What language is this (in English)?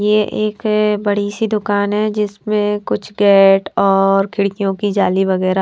Hindi